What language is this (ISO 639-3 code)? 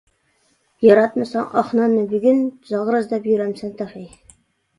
uig